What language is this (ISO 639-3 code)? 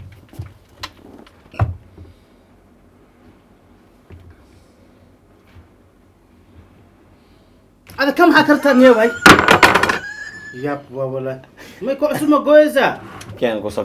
ara